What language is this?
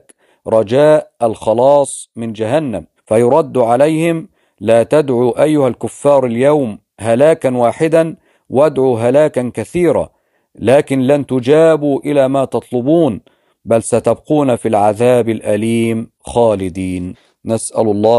Arabic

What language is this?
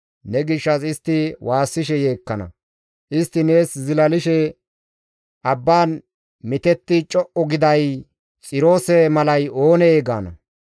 Gamo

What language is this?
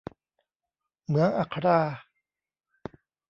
Thai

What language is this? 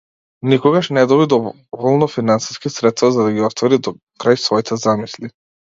Macedonian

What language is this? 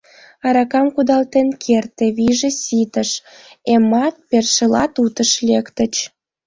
Mari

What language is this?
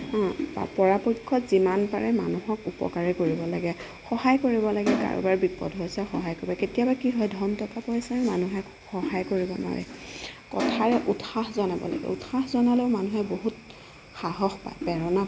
Assamese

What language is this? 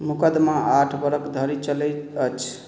Maithili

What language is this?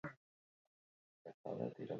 Basque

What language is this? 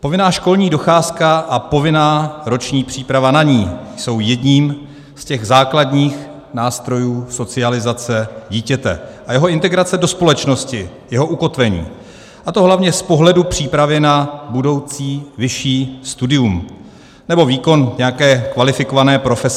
Czech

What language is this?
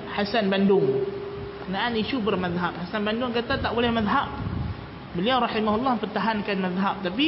Malay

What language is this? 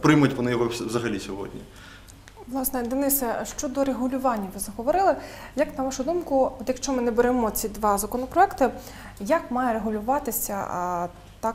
Ukrainian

